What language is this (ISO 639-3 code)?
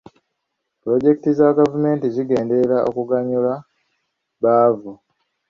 lug